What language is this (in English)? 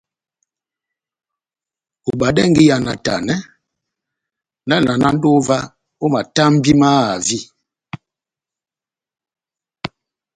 Batanga